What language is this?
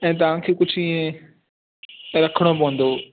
Sindhi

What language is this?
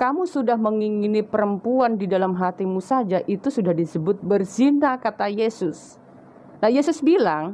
Indonesian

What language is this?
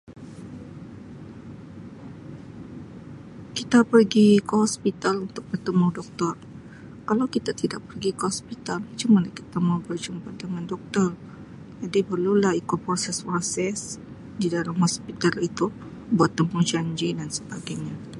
Sabah Malay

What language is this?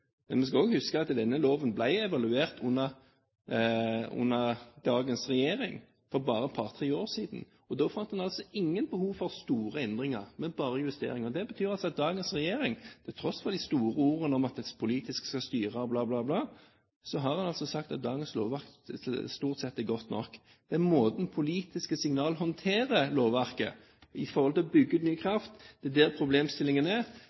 Norwegian Bokmål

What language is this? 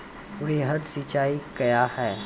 Maithili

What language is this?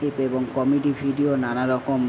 Bangla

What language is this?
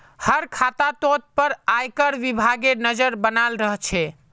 Magahi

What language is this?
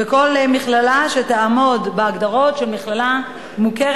Hebrew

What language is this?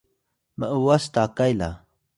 Atayal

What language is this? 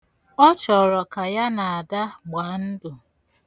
Igbo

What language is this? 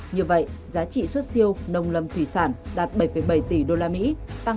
Vietnamese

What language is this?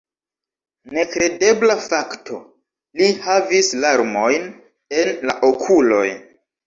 Esperanto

